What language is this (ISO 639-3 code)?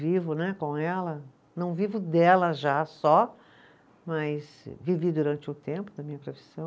por